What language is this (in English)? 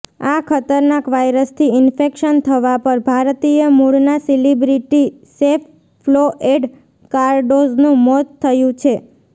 Gujarati